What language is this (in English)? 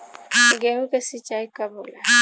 Bhojpuri